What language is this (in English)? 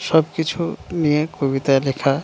Bangla